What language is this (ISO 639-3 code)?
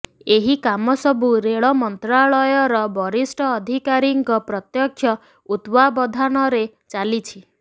ori